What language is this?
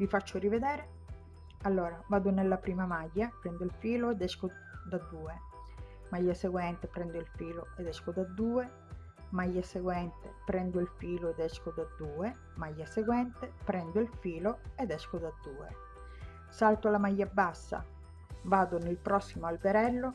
Italian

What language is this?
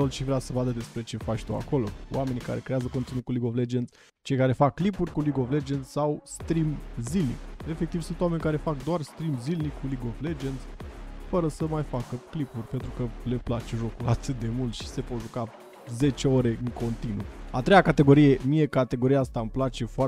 Romanian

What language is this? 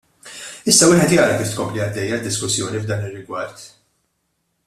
Maltese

